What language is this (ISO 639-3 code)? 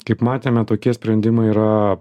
lit